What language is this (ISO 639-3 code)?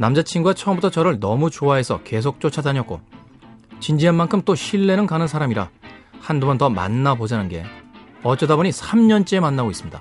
kor